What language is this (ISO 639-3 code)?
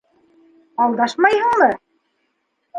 bak